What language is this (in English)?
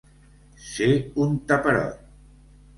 Catalan